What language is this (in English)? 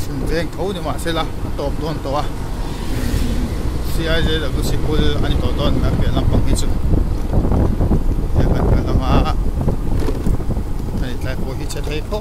Thai